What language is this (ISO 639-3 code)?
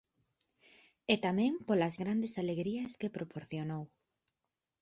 glg